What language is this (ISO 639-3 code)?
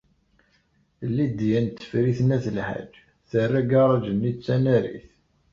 kab